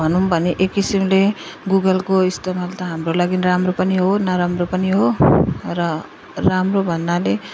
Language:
Nepali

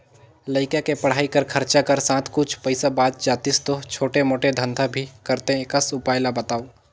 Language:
Chhattisgarhi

